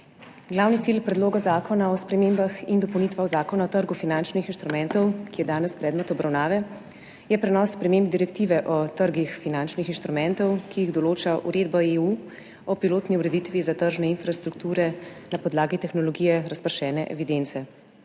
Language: Slovenian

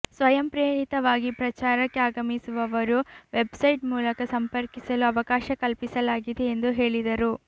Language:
Kannada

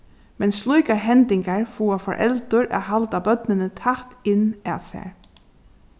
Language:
Faroese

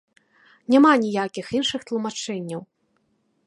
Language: Belarusian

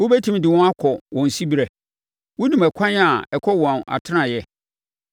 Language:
Akan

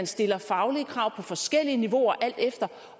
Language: Danish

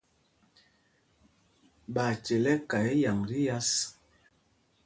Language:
Mpumpong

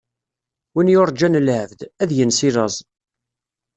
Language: Kabyle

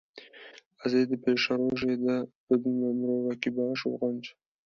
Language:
Kurdish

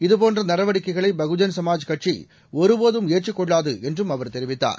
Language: Tamil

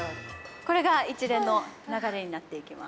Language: Japanese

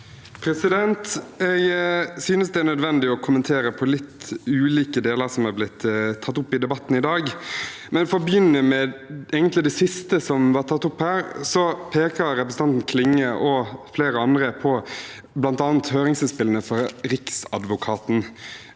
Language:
Norwegian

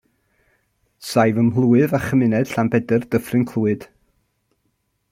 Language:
Welsh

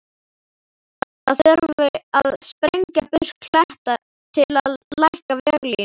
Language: Icelandic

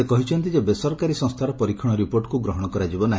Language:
Odia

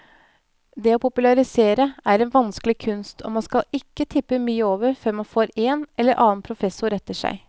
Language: Norwegian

